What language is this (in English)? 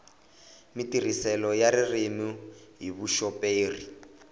Tsonga